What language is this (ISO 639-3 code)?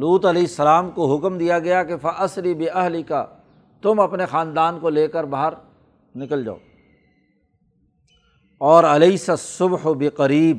urd